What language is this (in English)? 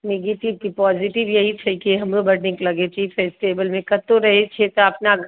Maithili